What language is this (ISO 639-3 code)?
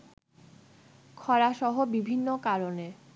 ben